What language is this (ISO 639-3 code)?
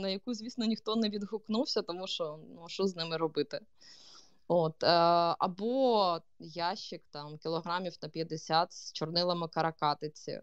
ukr